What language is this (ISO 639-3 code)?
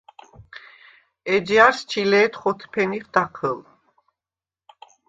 sva